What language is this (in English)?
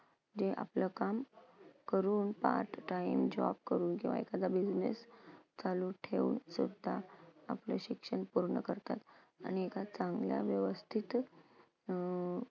Marathi